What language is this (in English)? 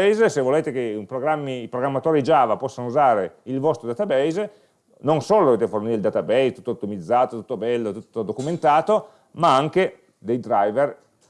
Italian